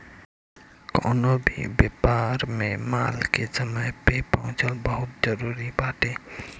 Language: Bhojpuri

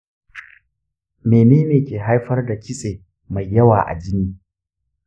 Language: Hausa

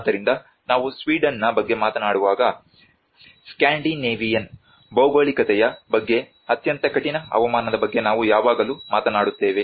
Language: Kannada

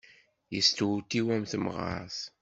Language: Kabyle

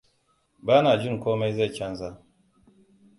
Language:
Hausa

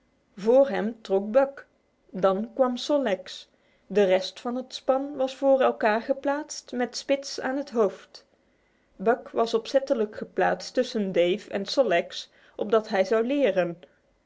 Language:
Dutch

